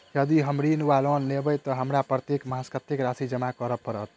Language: Maithili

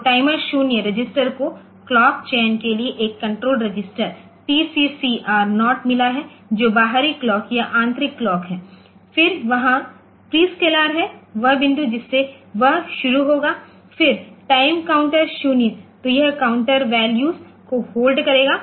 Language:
Hindi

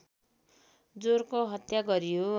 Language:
Nepali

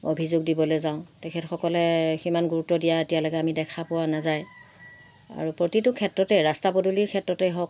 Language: Assamese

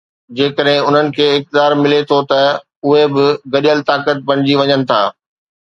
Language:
Sindhi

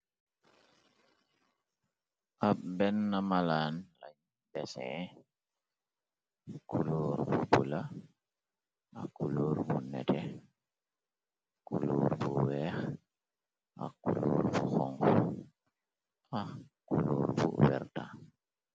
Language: Wolof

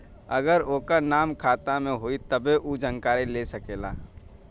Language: Bhojpuri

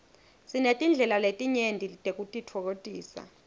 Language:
Swati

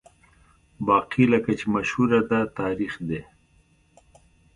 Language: Pashto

